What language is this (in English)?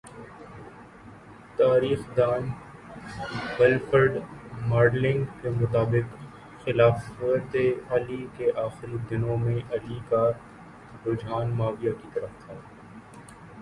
Urdu